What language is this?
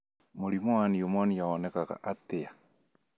Kikuyu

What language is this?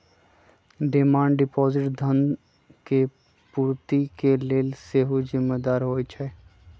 Magahi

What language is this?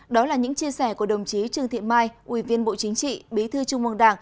Vietnamese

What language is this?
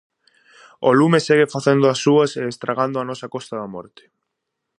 Galician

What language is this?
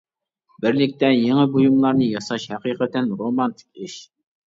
Uyghur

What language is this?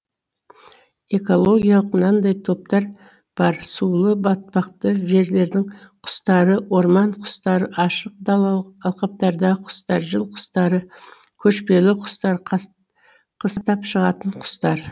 Kazakh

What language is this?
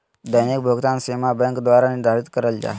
Magahi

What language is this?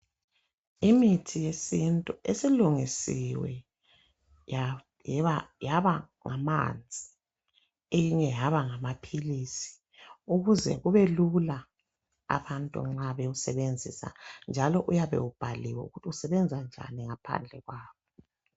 North Ndebele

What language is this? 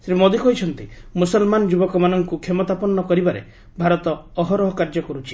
Odia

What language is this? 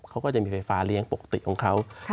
Thai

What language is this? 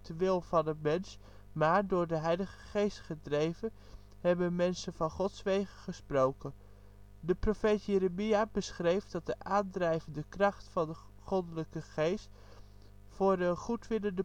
Dutch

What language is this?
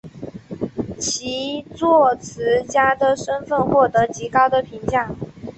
Chinese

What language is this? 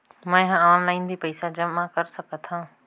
Chhattisgarhi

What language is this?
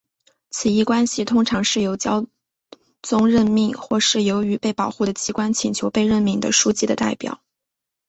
Chinese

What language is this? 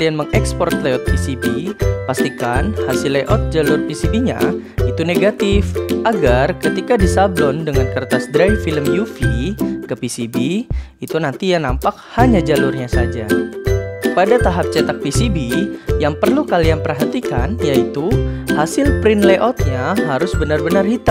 Indonesian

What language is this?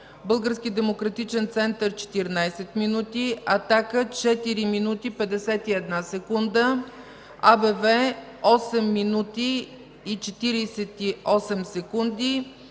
Bulgarian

